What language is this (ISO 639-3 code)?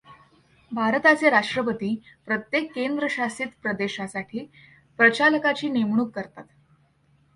mar